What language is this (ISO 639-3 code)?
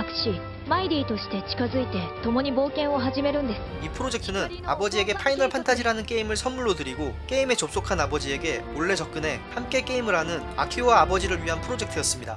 kor